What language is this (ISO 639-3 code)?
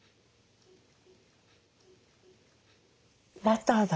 jpn